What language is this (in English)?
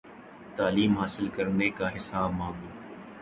Urdu